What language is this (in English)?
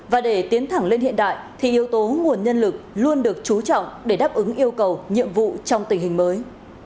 Vietnamese